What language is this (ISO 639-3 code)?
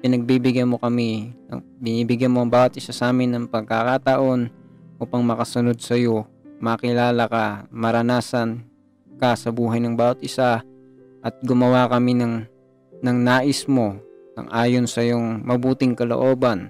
fil